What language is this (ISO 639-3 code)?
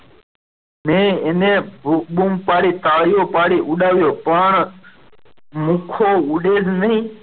guj